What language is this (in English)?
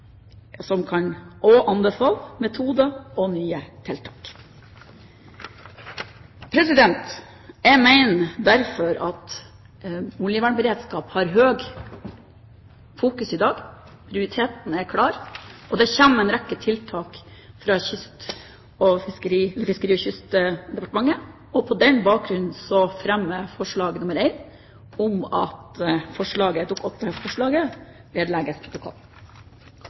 Norwegian